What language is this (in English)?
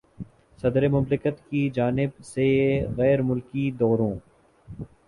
Urdu